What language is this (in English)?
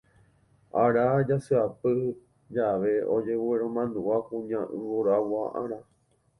Guarani